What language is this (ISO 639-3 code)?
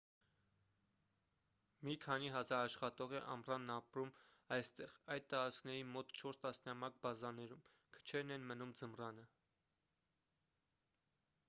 hye